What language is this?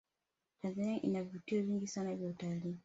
Swahili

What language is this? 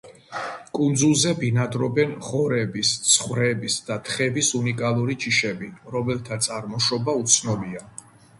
Georgian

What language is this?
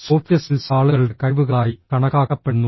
Malayalam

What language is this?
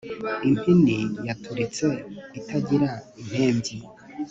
Kinyarwanda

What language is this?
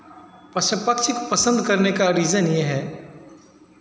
Hindi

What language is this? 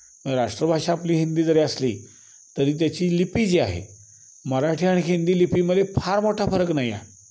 Marathi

